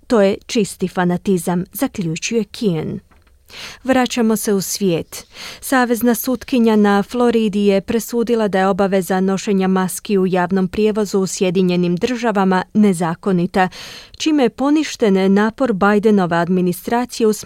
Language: Croatian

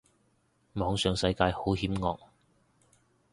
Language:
Cantonese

